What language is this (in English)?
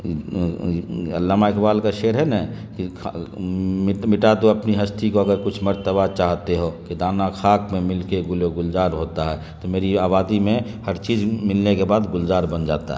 Urdu